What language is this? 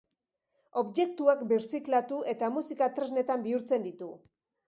Basque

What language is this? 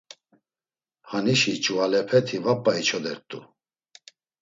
Laz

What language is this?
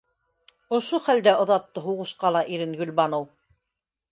Bashkir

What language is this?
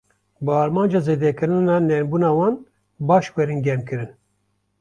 Kurdish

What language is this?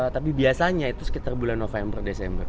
Indonesian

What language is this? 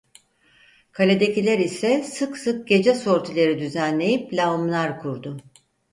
Turkish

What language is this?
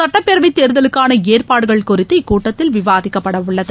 Tamil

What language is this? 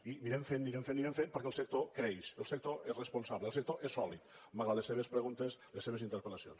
Catalan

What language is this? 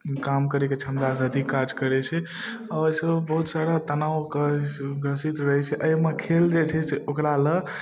Maithili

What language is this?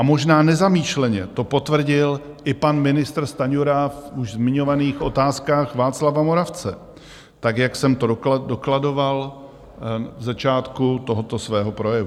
Czech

